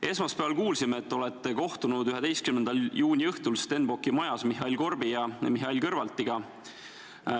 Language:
Estonian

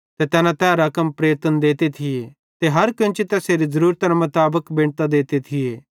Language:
Bhadrawahi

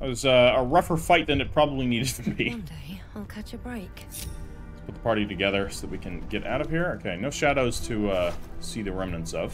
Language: English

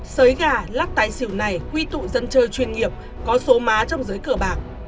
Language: Vietnamese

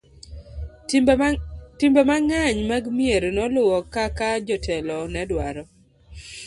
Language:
Luo (Kenya and Tanzania)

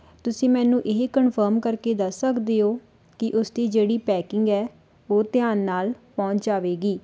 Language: Punjabi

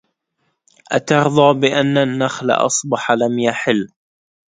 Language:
Arabic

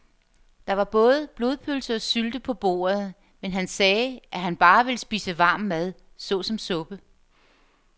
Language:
Danish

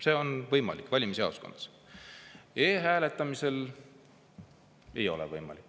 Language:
Estonian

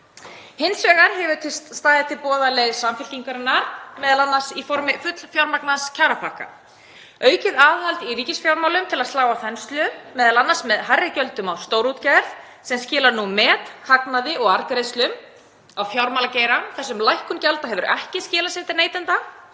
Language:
Icelandic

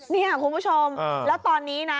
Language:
Thai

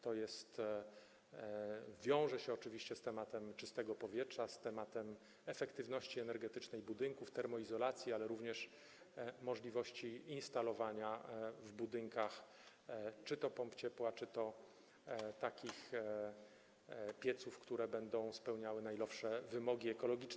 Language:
Polish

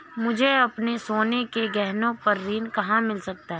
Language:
Hindi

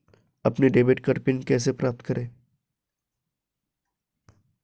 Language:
Hindi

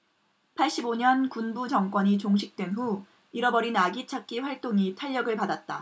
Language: Korean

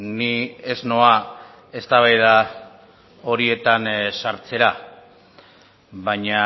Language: Basque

